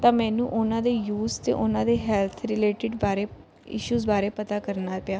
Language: Punjabi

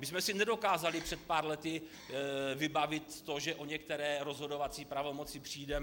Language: Czech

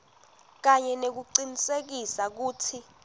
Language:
Swati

